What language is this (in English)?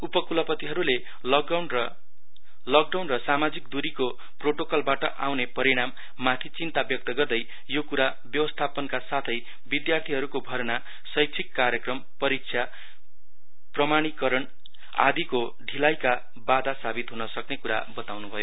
Nepali